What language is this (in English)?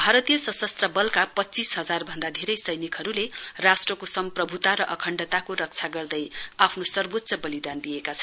Nepali